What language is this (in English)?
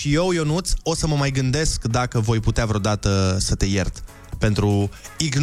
Romanian